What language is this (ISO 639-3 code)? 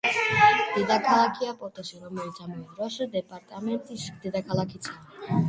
kat